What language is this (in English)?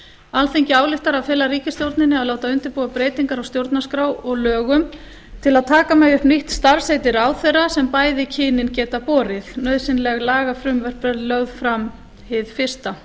Icelandic